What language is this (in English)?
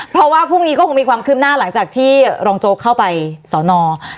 Thai